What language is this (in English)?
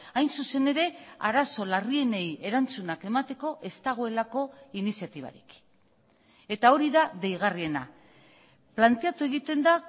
Basque